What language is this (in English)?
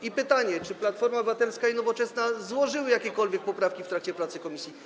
Polish